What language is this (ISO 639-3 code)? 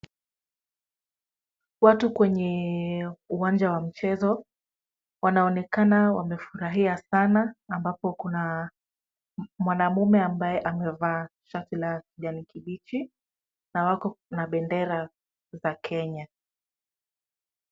swa